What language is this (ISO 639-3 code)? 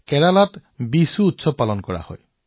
asm